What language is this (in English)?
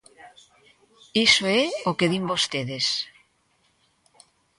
Galician